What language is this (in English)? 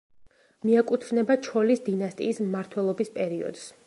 Georgian